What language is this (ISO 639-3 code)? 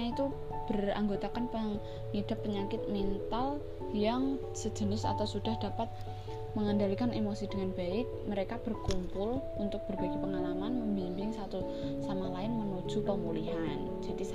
ind